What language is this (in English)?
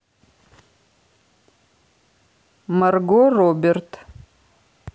Russian